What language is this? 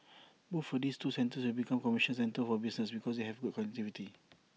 English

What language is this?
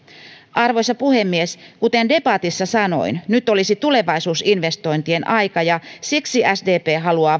Finnish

